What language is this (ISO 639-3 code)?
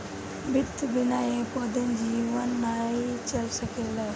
bho